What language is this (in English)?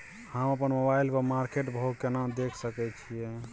Maithili